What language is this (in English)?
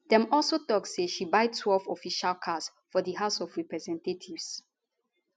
Nigerian Pidgin